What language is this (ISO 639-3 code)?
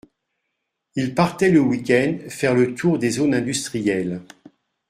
fra